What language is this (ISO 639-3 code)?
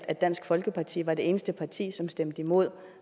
dan